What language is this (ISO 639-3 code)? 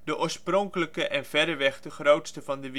nld